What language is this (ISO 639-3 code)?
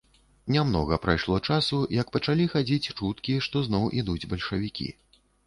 bel